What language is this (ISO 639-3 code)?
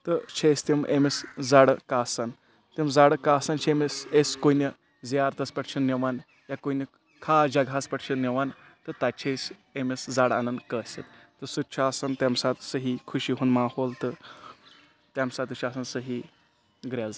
kas